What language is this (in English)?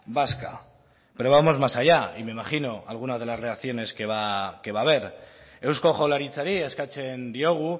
Spanish